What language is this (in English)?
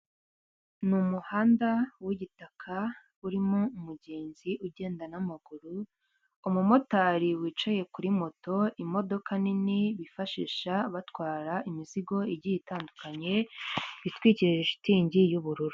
Kinyarwanda